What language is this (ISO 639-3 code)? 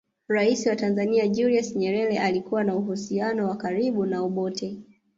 swa